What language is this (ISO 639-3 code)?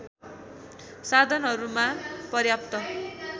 nep